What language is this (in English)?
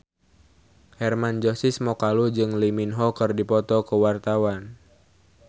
Sundanese